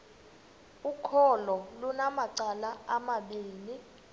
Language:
Xhosa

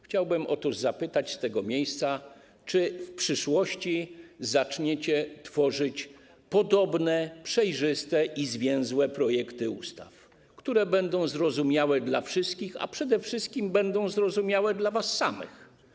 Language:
Polish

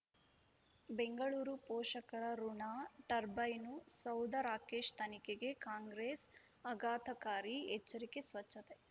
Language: Kannada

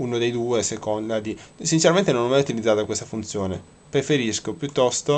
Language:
Italian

